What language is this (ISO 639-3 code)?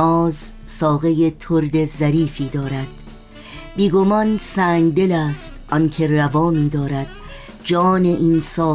fas